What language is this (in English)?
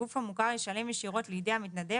Hebrew